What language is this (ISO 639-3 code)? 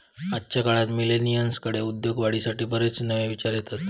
mar